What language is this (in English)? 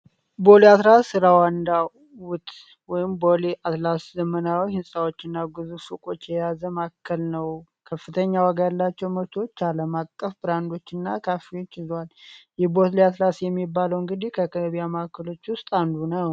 Amharic